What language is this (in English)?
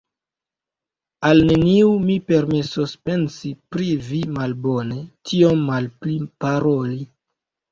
Esperanto